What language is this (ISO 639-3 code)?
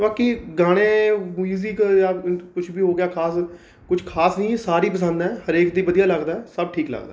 pan